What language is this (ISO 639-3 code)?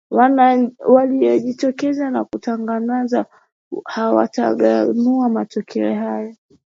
swa